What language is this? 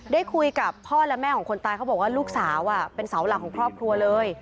Thai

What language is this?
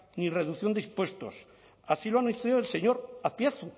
Spanish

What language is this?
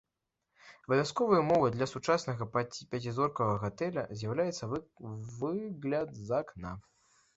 Belarusian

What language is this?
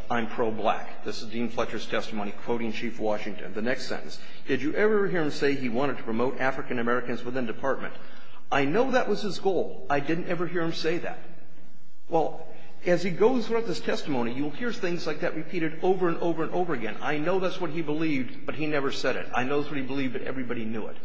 English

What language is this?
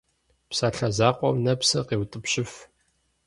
Kabardian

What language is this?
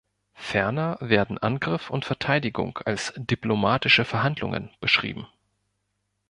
German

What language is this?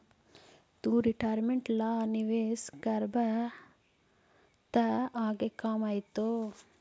Magahi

